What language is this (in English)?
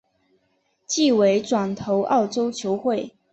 Chinese